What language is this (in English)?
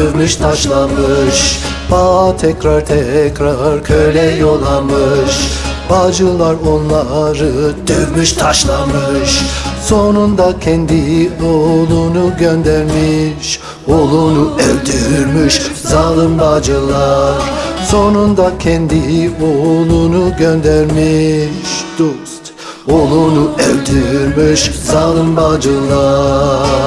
Turkish